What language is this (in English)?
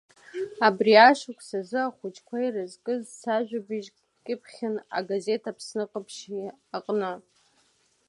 Abkhazian